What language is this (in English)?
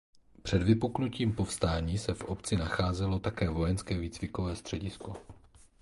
Czech